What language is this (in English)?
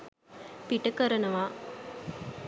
Sinhala